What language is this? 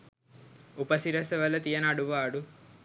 Sinhala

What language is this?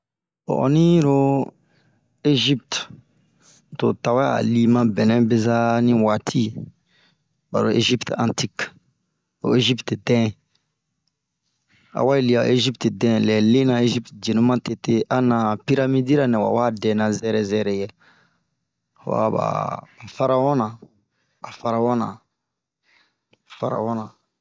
Bomu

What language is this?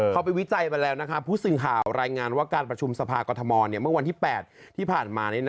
Thai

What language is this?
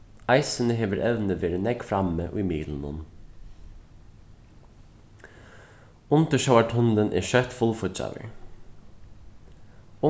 Faroese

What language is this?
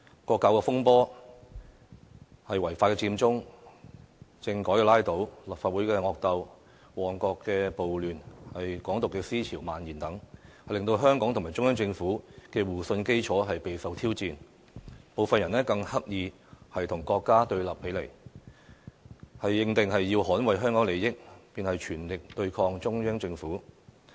Cantonese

